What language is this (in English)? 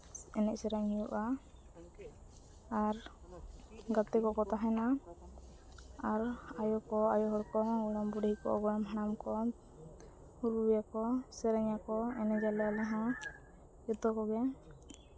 Santali